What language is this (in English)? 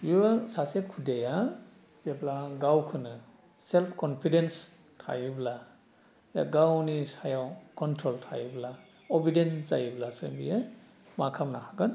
Bodo